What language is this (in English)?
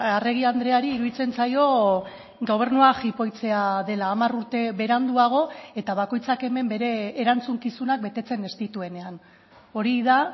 Basque